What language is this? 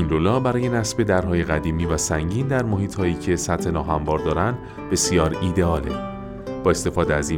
Persian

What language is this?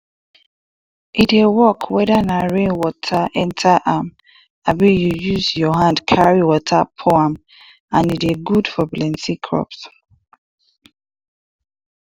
Nigerian Pidgin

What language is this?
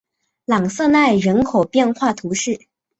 Chinese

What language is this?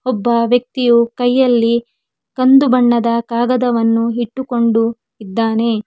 Kannada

